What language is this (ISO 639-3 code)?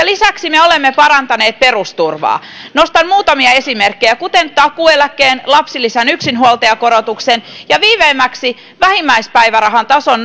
fin